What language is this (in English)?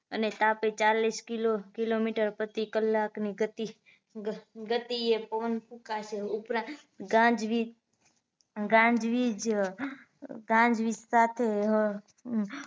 Gujarati